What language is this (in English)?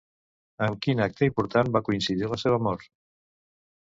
Catalan